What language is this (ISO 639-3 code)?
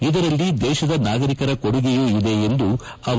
kan